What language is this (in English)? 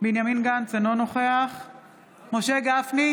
Hebrew